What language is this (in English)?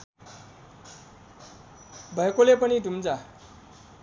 Nepali